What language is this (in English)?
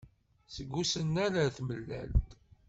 Kabyle